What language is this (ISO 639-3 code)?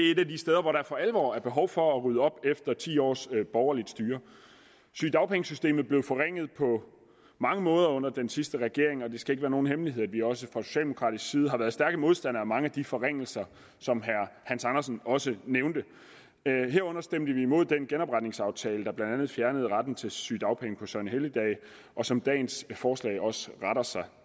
dan